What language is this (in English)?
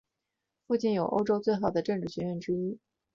Chinese